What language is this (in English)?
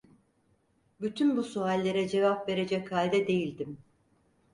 Turkish